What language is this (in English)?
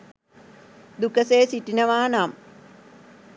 Sinhala